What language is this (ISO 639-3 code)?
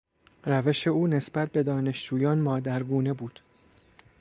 fas